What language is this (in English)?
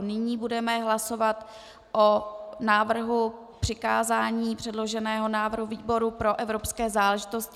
Czech